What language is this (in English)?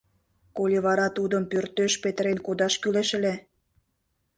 Mari